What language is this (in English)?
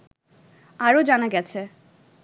Bangla